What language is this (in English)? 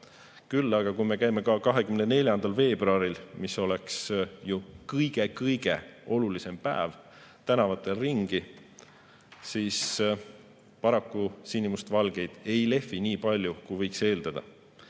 Estonian